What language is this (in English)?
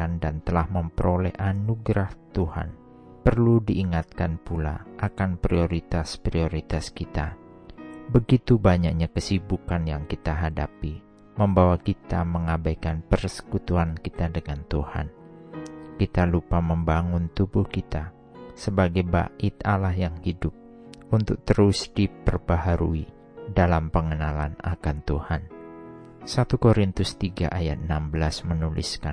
Indonesian